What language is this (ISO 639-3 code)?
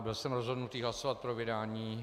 ces